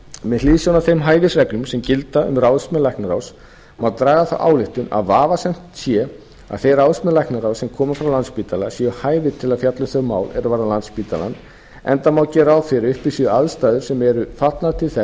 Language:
Icelandic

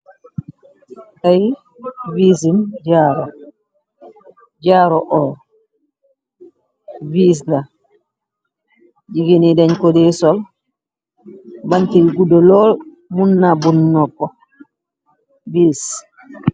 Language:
Wolof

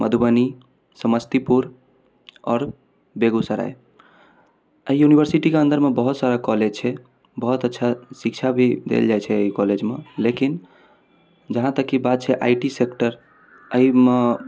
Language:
Maithili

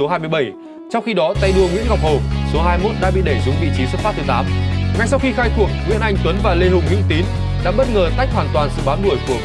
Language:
Vietnamese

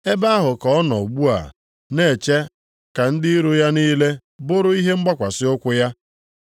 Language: Igbo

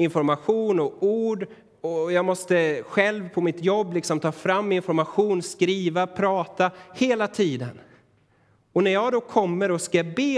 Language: Swedish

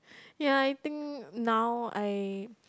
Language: English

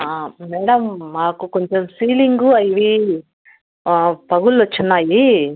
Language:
Telugu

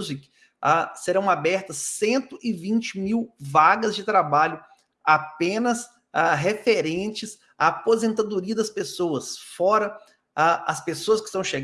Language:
Portuguese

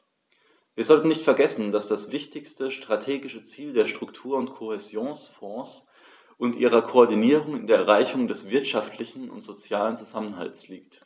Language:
German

